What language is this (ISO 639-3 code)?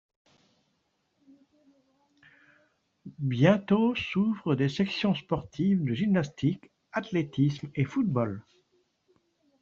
fra